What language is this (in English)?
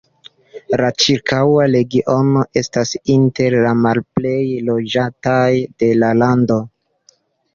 Esperanto